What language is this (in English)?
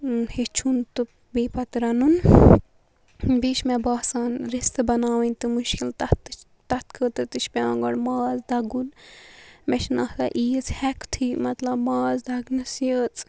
Kashmiri